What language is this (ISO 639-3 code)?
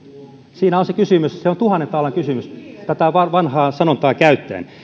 fin